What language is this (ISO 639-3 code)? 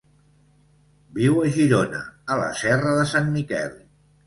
cat